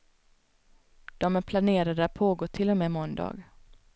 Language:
Swedish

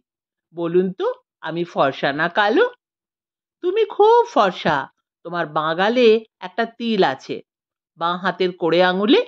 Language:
Bangla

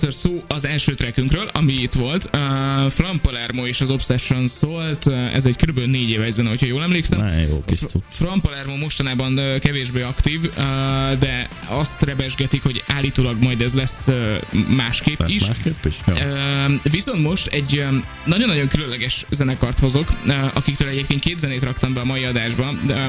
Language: Hungarian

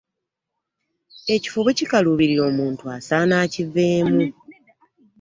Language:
Ganda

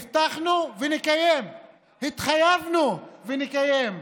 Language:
Hebrew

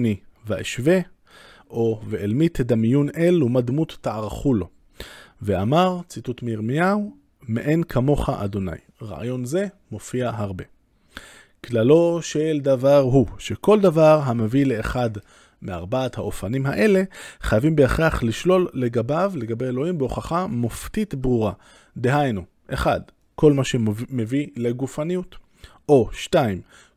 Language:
Hebrew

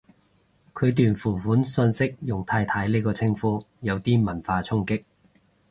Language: Cantonese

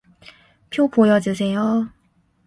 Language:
Korean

